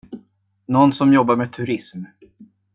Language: Swedish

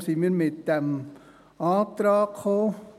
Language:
Swiss German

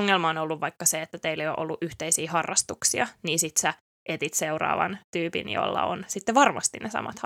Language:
Finnish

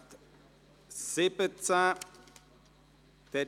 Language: Swiss German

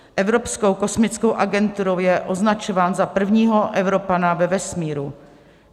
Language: Czech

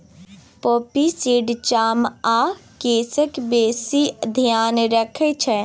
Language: Maithili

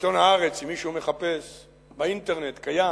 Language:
Hebrew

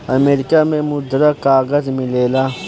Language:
Bhojpuri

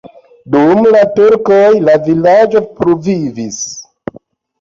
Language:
Esperanto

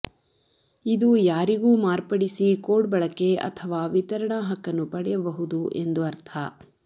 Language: Kannada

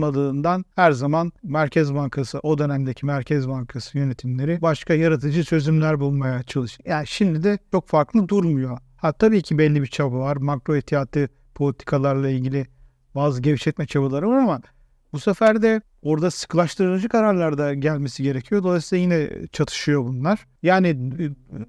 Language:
Turkish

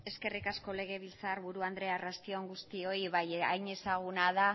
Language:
Basque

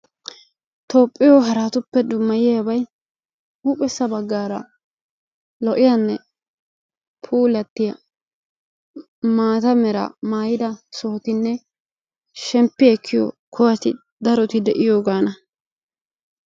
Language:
Wolaytta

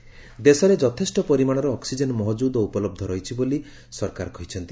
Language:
Odia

